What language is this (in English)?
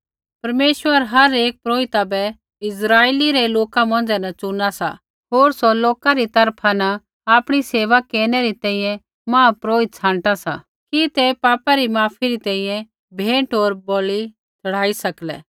Kullu Pahari